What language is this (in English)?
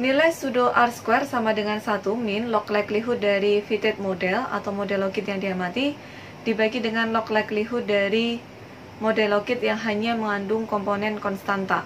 Indonesian